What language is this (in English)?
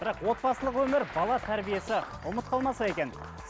Kazakh